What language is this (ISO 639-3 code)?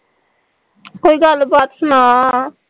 pan